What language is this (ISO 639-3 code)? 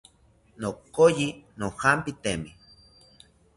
cpy